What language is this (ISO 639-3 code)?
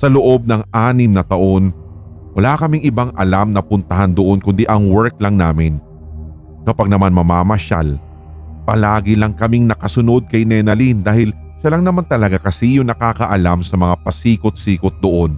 fil